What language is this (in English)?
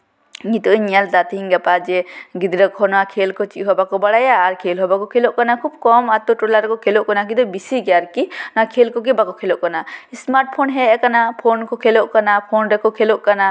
Santali